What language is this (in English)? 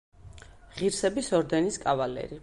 Georgian